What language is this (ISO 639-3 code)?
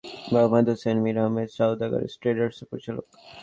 ben